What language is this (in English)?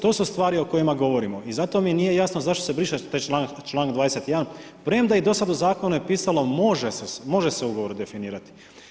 Croatian